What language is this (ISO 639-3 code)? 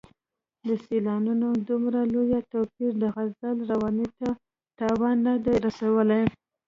pus